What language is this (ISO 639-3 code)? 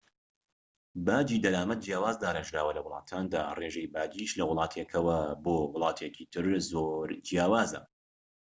ckb